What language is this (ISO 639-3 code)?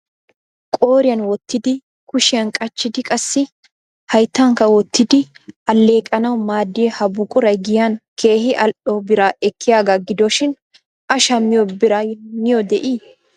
wal